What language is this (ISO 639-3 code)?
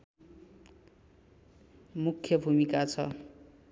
nep